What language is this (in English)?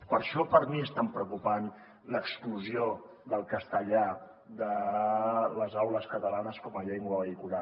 Catalan